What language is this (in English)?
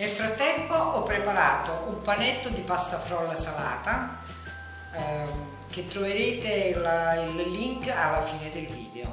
Italian